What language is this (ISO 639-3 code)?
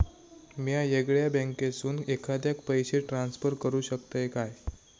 mar